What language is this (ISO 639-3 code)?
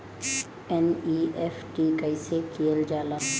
bho